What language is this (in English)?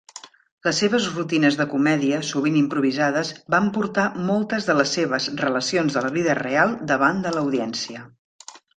Catalan